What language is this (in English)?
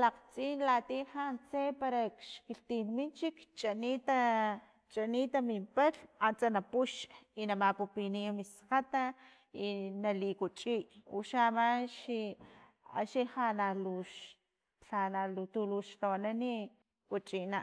Filomena Mata-Coahuitlán Totonac